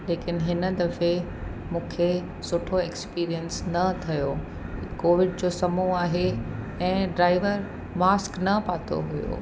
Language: Sindhi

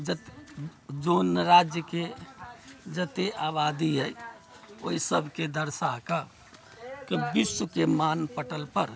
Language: Maithili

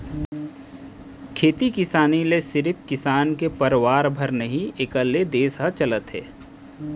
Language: Chhattisgarhi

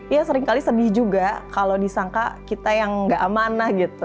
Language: Indonesian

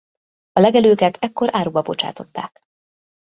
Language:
Hungarian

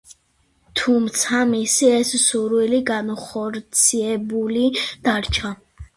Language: Georgian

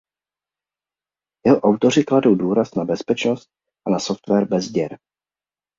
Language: Czech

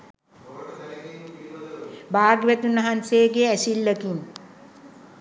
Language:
Sinhala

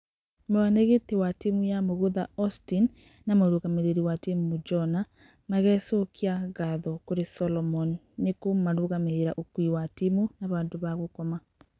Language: Kikuyu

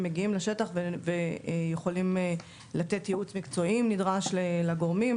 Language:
Hebrew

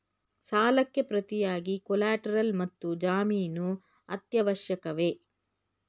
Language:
Kannada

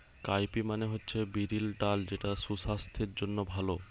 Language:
Bangla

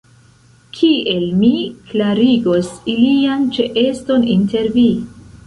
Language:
Esperanto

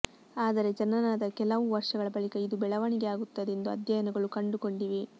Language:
Kannada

